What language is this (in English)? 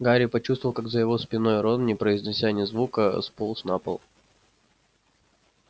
Russian